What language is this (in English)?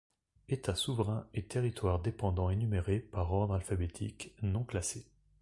French